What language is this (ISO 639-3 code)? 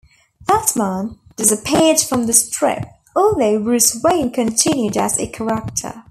eng